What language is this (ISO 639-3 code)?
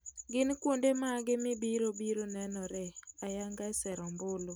luo